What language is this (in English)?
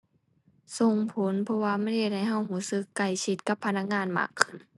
Thai